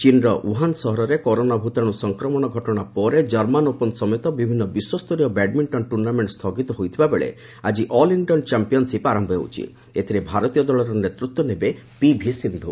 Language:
Odia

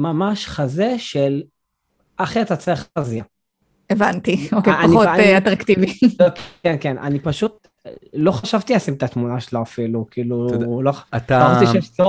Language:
Hebrew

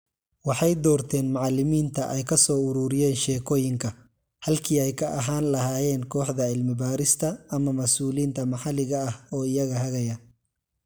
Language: Somali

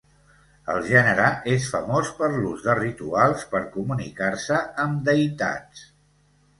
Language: Catalan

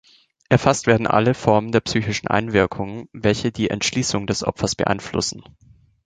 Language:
German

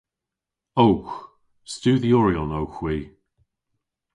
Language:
Cornish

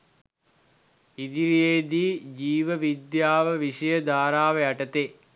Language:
Sinhala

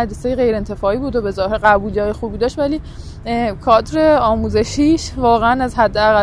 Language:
Persian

